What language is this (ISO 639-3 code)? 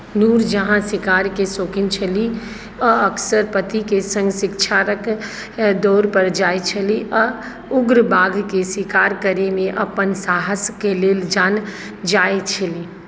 mai